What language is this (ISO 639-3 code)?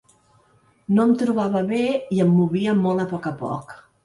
cat